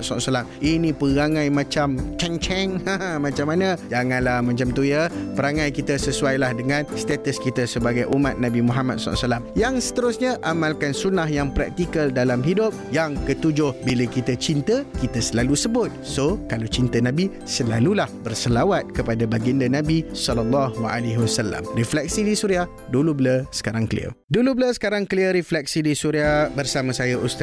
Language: Malay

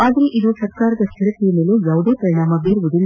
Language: Kannada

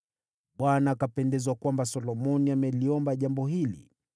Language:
Swahili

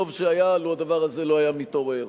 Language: Hebrew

